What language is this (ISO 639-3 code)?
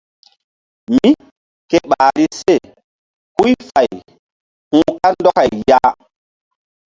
mdd